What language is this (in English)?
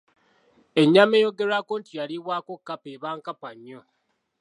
Ganda